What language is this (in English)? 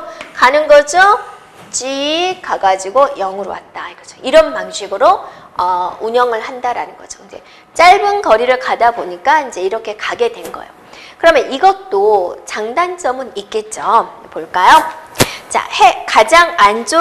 Korean